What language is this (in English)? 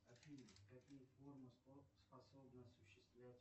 Russian